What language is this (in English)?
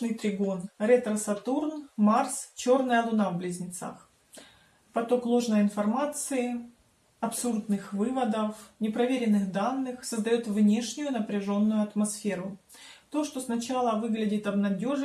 Russian